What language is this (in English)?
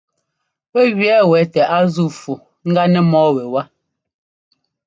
Ngomba